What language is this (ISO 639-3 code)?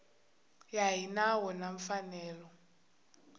tso